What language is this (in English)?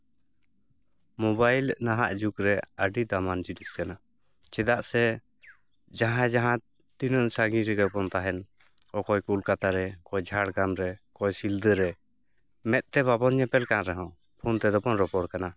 Santali